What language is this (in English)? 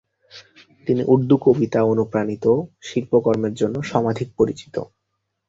Bangla